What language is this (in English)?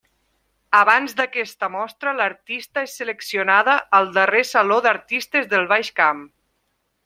Catalan